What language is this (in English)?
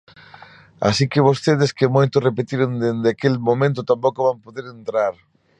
Galician